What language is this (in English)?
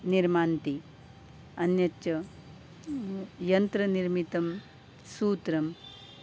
Sanskrit